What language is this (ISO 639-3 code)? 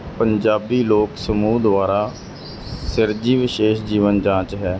pan